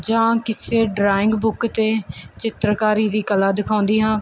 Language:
Punjabi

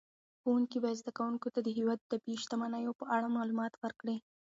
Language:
Pashto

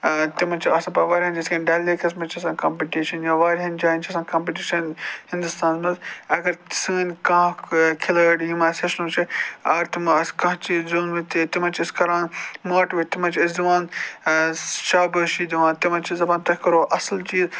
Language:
Kashmiri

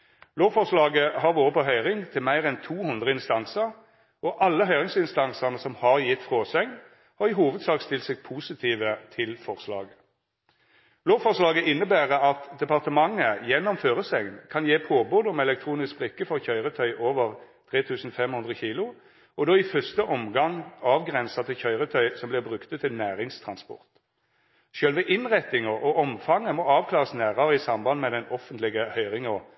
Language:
Norwegian Nynorsk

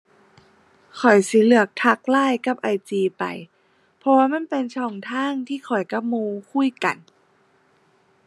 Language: Thai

